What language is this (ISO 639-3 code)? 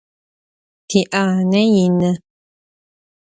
ady